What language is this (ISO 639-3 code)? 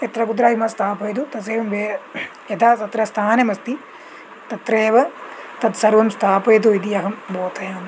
san